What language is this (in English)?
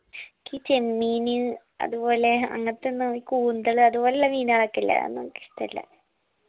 Malayalam